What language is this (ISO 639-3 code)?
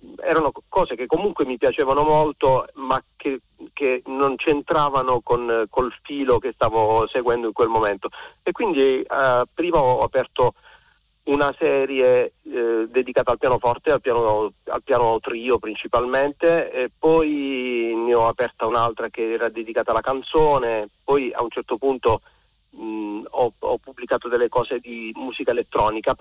ita